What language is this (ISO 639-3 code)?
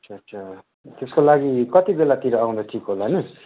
nep